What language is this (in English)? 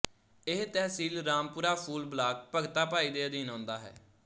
Punjabi